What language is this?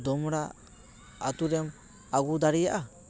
Santali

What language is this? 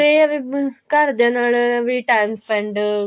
Punjabi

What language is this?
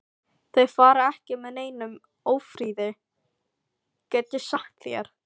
Icelandic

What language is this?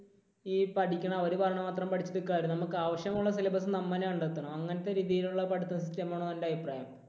Malayalam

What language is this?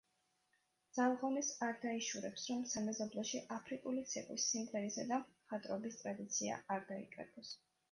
Georgian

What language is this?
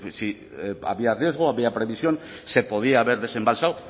Spanish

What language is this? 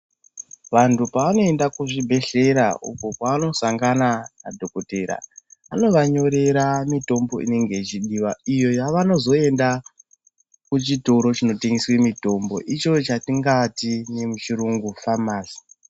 Ndau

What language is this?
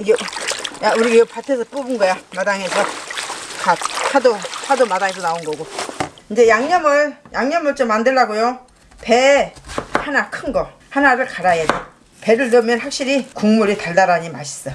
Korean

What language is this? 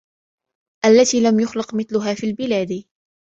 Arabic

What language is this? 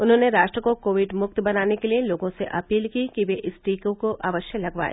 Hindi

